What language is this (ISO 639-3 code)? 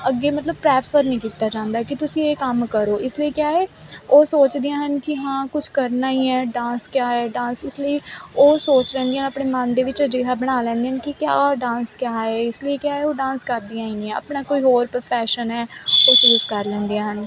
pan